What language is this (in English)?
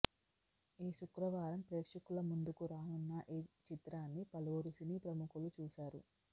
Telugu